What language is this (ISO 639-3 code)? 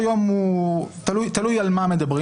heb